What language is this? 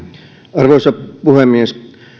Finnish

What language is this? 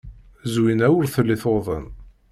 Kabyle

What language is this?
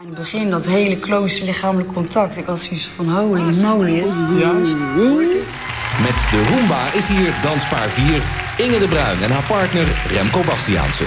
Dutch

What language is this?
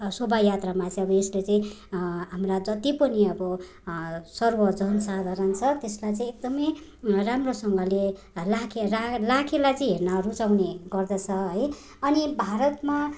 Nepali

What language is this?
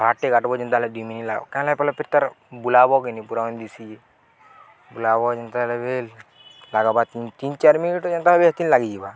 Odia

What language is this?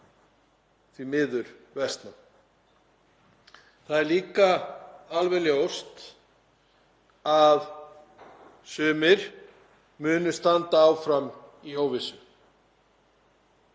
Icelandic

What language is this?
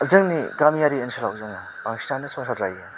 Bodo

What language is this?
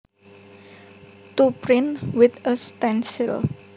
Javanese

